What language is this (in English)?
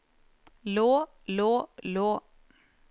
Norwegian